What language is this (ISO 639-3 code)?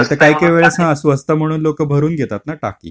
mar